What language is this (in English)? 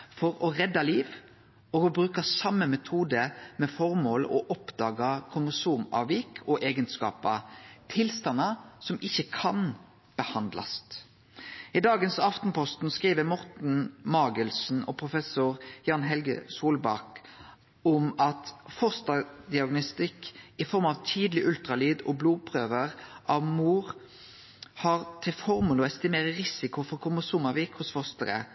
Norwegian Nynorsk